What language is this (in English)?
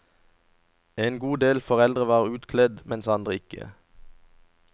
Norwegian